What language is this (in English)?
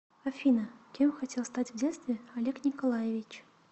Russian